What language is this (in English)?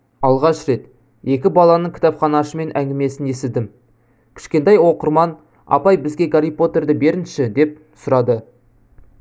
Kazakh